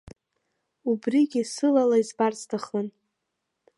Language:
Abkhazian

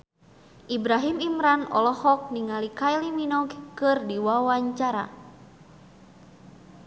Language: Sundanese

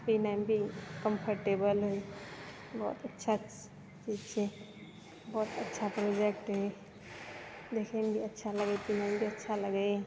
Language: Maithili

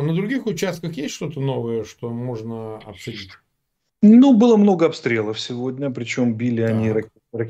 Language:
Russian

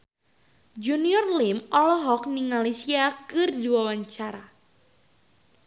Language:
Sundanese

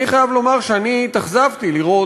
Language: Hebrew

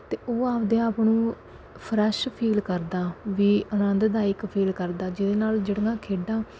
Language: Punjabi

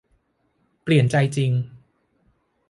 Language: Thai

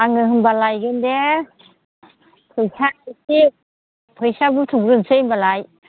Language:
Bodo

